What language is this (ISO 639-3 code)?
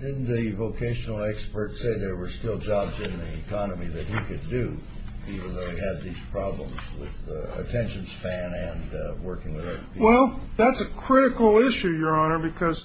eng